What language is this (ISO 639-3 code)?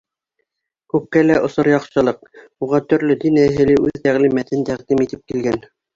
bak